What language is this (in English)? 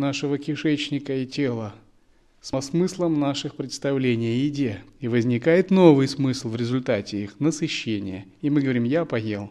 Russian